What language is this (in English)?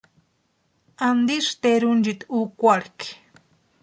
Western Highland Purepecha